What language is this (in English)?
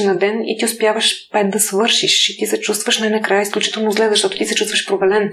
Bulgarian